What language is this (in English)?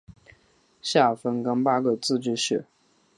Chinese